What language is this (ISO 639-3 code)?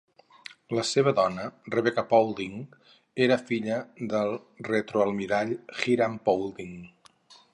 cat